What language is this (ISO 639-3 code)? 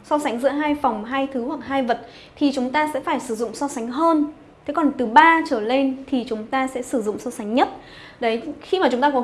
vie